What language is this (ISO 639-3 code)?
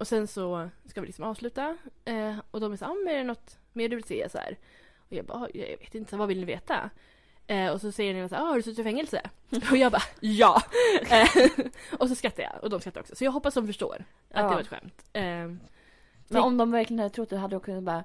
swe